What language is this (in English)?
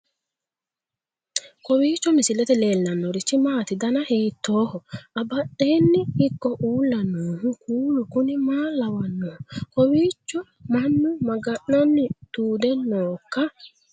Sidamo